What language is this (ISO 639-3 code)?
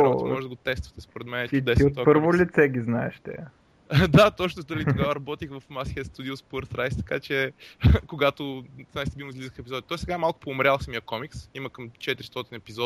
bul